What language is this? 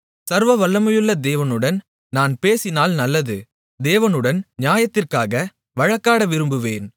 Tamil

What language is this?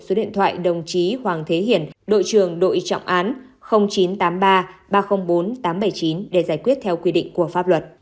Vietnamese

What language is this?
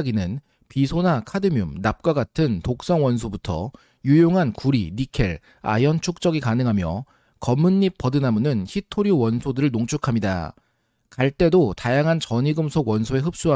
Korean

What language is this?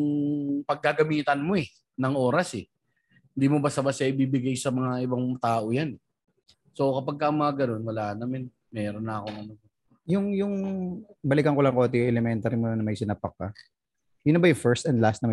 Filipino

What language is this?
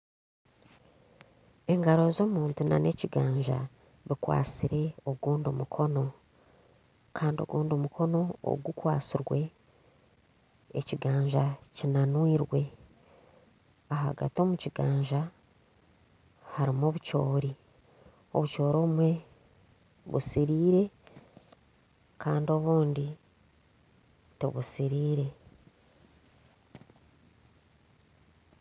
Nyankole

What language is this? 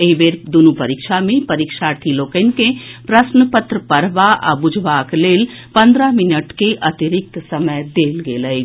Maithili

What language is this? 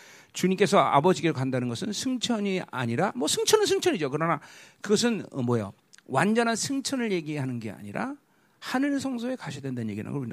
Korean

